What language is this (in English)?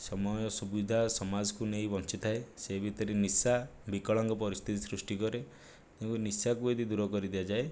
Odia